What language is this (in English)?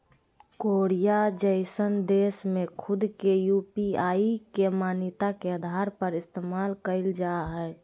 Magahi